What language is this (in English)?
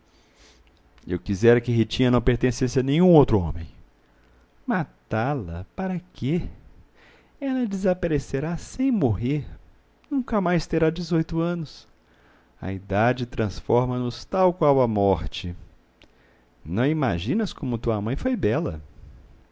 Portuguese